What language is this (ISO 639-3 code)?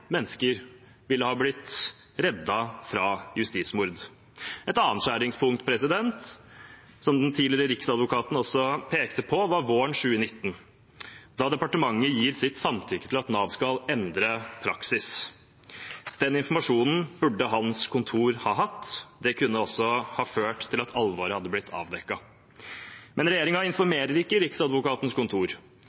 nob